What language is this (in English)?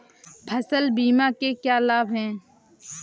Hindi